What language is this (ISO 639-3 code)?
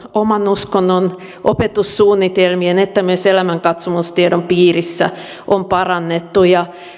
fin